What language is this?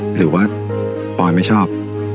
Thai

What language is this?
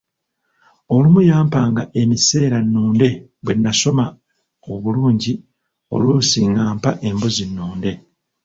Ganda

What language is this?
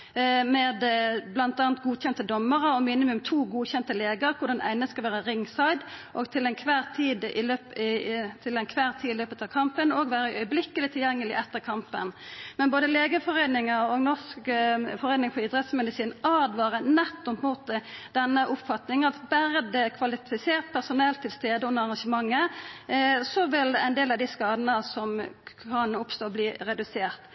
Norwegian Nynorsk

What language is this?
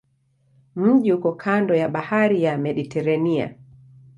Swahili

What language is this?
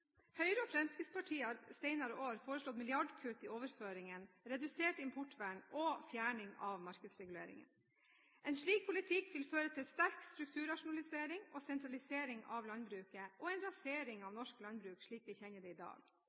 Norwegian Bokmål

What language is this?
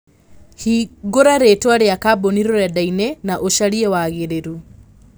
Kikuyu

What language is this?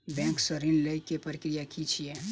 Maithili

